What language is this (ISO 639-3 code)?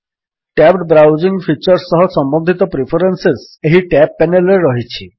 ori